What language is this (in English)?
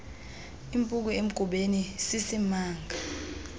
Xhosa